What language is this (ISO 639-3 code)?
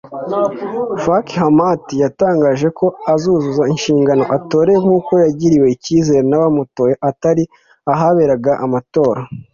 kin